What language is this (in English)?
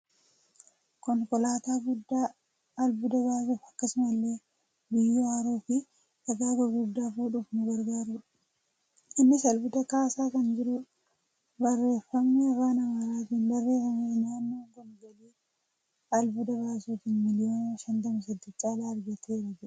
Oromo